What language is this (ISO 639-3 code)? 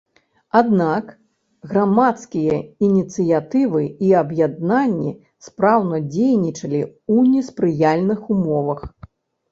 bel